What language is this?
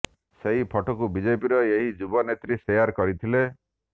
Odia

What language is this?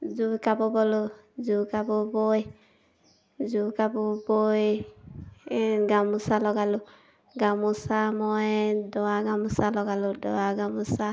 Assamese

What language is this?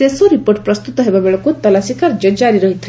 Odia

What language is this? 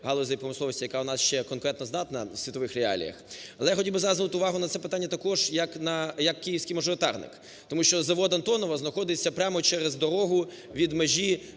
Ukrainian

